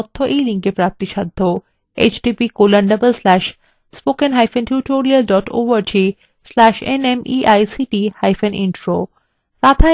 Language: Bangla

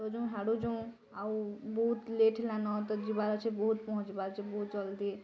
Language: Odia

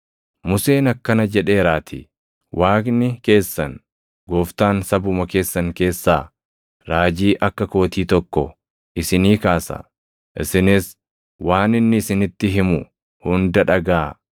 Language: Oromo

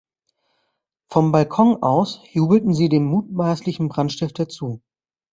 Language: German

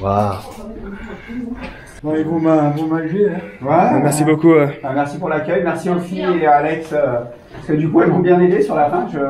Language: French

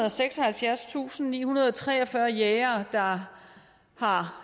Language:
Danish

